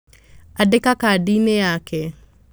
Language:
Kikuyu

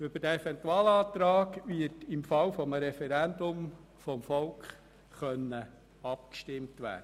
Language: Swiss German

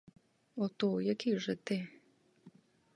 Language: Ukrainian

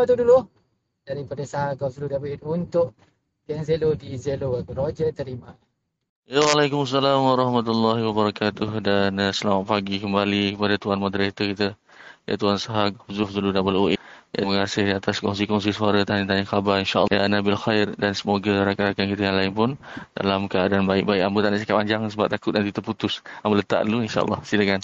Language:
Malay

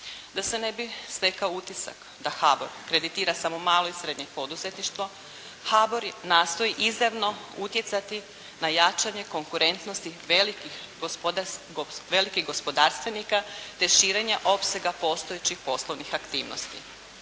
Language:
Croatian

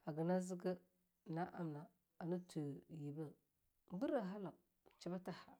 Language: Longuda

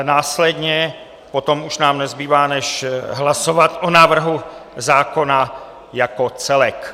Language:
Czech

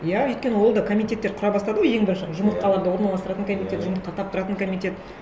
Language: Kazakh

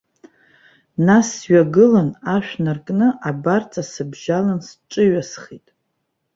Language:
Abkhazian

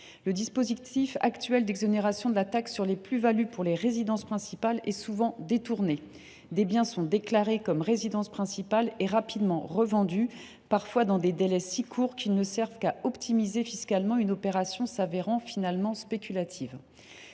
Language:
French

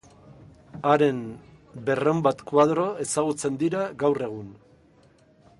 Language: Basque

